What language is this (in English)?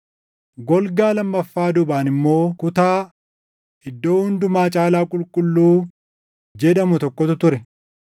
Oromo